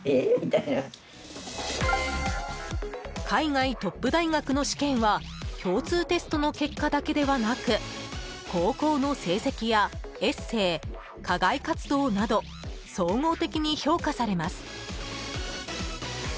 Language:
Japanese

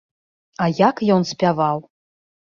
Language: Belarusian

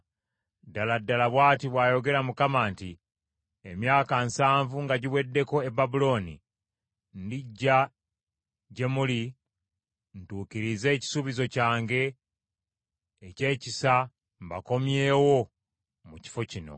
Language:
Ganda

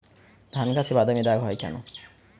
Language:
Bangla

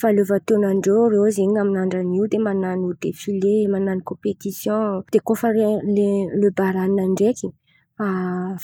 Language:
Antankarana Malagasy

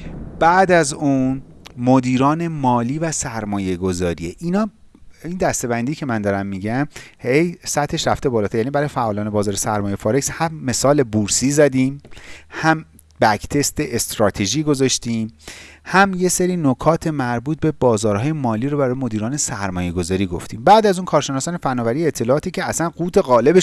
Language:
Persian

